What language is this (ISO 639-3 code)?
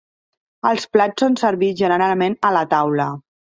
cat